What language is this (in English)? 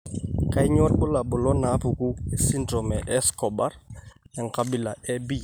Masai